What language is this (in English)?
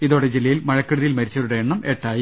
Malayalam